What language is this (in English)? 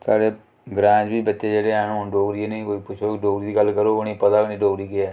Dogri